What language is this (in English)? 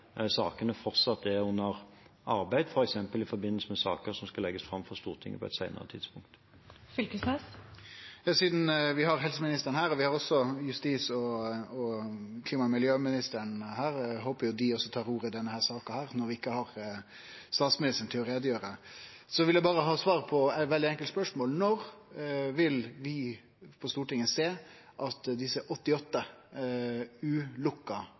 Norwegian